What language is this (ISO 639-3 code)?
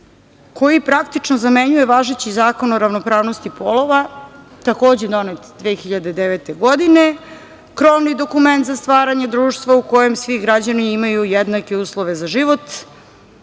srp